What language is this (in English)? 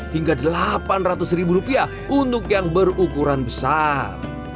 Indonesian